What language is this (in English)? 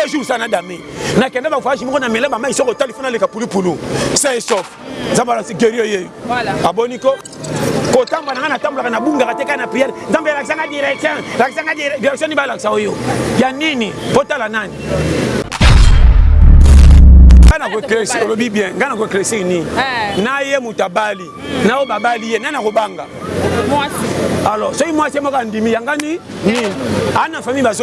French